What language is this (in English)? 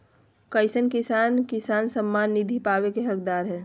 Magahi